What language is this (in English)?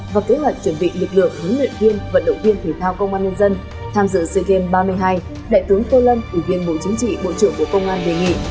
Vietnamese